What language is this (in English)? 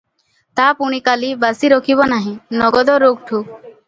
Odia